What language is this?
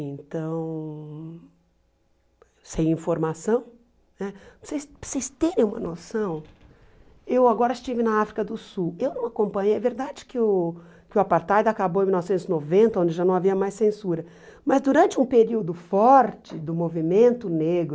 Portuguese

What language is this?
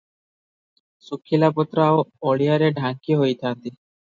Odia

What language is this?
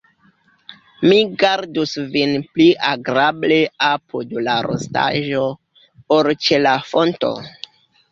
Esperanto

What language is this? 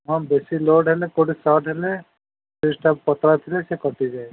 Odia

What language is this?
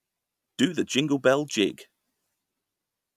English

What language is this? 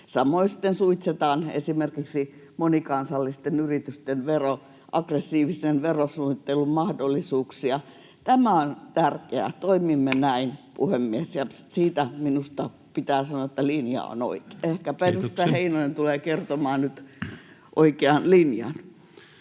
Finnish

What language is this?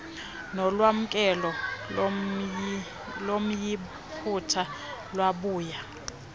Xhosa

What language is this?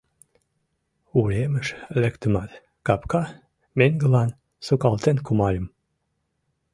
Mari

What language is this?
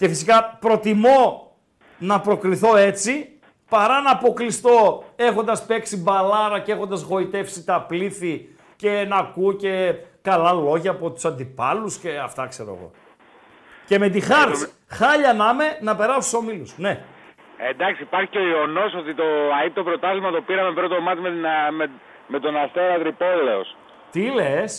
Greek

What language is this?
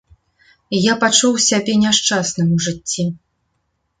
Belarusian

